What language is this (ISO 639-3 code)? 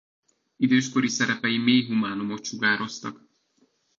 hun